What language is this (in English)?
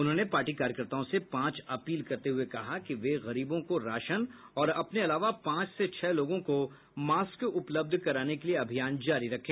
Hindi